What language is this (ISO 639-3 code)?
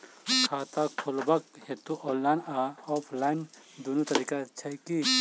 mai